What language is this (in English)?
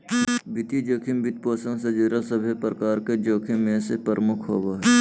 Magahi